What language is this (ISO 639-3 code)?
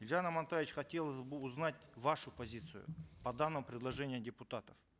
kaz